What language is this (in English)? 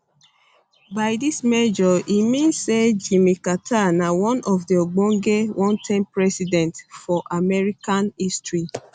Nigerian Pidgin